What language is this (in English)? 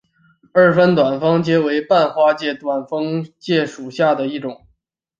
Chinese